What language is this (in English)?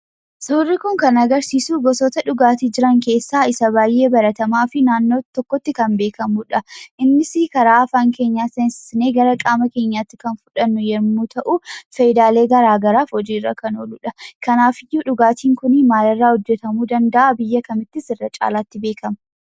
Oromo